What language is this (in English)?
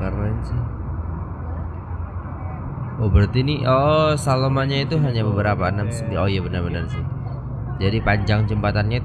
Indonesian